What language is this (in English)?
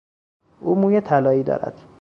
Persian